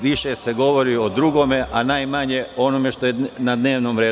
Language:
Serbian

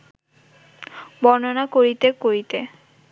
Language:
Bangla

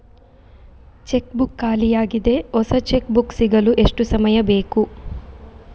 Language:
Kannada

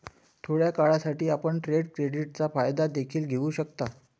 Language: Marathi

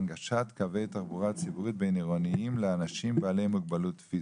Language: Hebrew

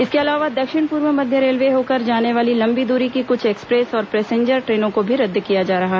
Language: Hindi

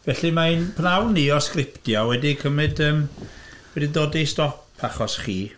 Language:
Welsh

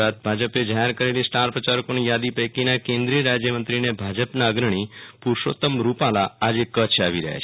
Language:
Gujarati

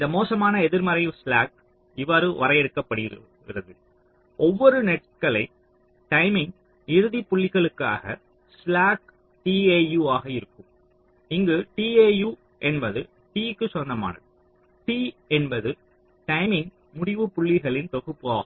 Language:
Tamil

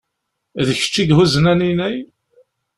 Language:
Kabyle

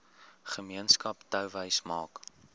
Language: Afrikaans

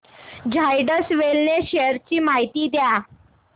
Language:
Marathi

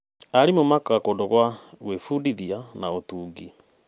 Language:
Kikuyu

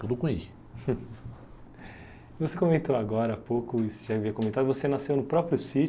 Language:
Portuguese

